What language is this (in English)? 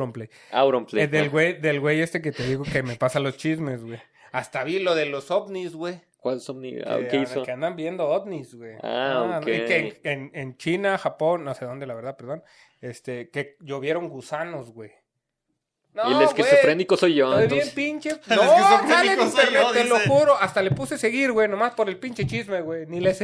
Spanish